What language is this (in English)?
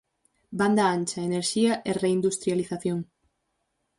Galician